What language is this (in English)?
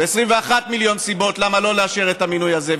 Hebrew